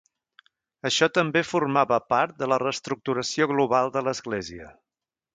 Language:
Catalan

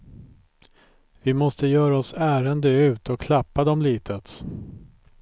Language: Swedish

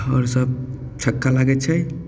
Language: Maithili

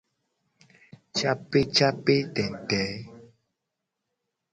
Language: Gen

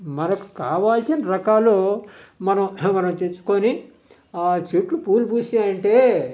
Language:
Telugu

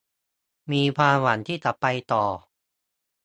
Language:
Thai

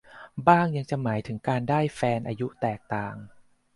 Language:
Thai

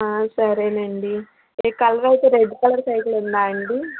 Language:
Telugu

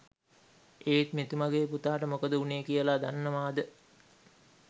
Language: Sinhala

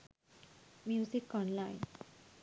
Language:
Sinhala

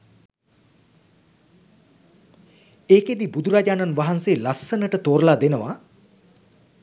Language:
Sinhala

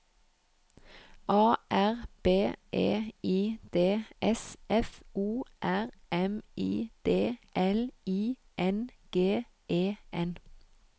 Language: Norwegian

